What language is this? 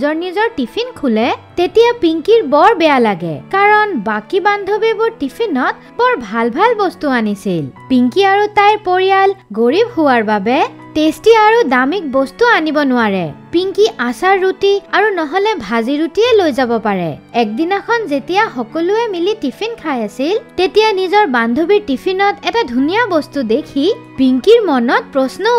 Bangla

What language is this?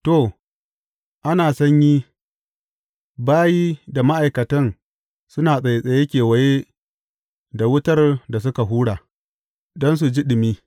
Hausa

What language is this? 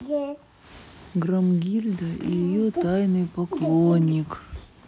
Russian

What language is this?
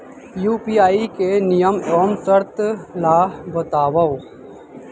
Chhattisgarhi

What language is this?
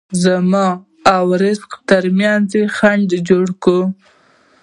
Pashto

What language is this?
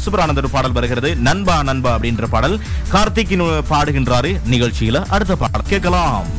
Tamil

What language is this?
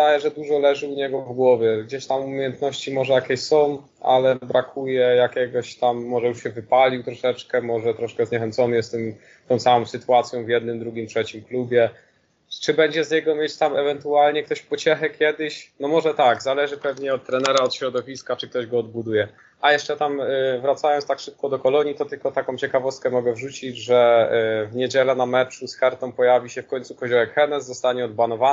Polish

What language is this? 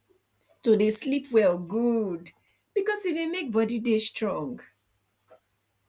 Nigerian Pidgin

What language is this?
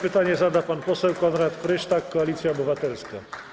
Polish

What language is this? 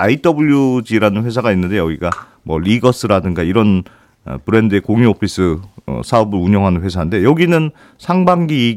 Korean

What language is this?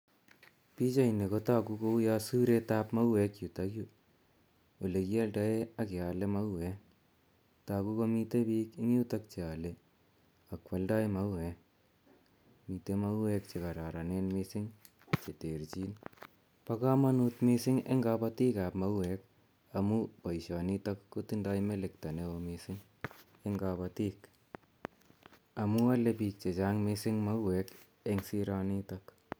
Kalenjin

